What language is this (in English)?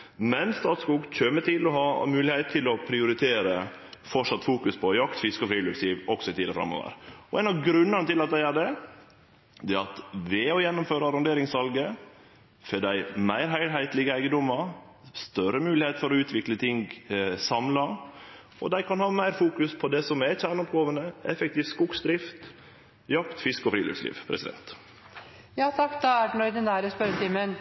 Norwegian Nynorsk